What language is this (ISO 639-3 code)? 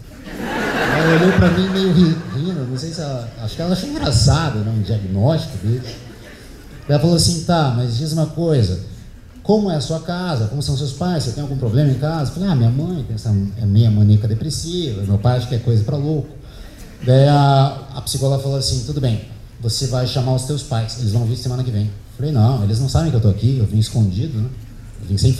por